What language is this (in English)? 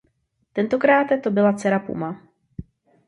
Czech